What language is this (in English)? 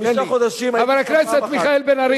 Hebrew